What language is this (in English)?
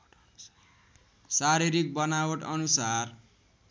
Nepali